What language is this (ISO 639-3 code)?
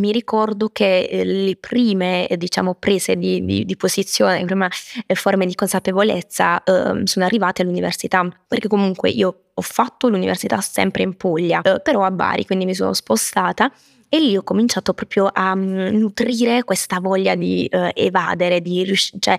ita